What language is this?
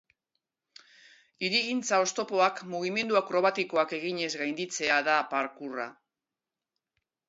Basque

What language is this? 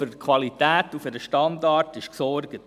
Swiss German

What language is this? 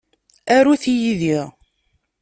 Kabyle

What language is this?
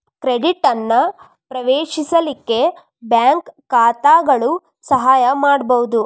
Kannada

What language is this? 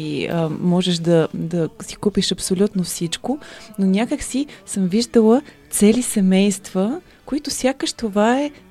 Bulgarian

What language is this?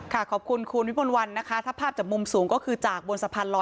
Thai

